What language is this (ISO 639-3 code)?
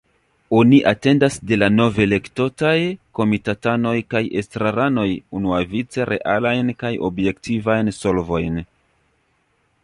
epo